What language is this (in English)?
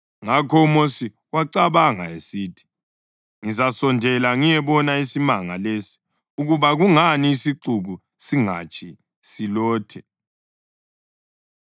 North Ndebele